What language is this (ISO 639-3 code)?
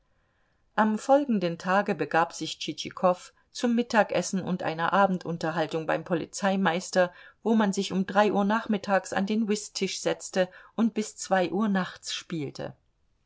deu